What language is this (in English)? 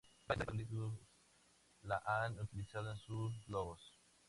Spanish